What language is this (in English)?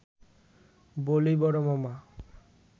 Bangla